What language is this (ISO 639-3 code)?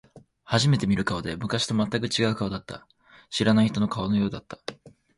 jpn